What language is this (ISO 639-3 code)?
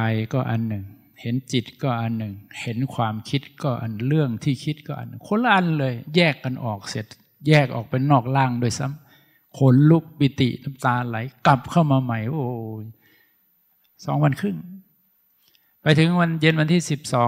tha